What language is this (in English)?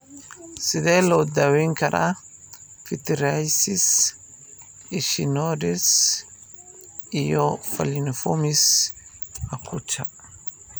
Somali